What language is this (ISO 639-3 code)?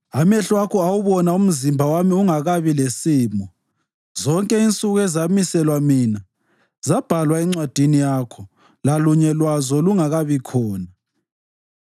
nde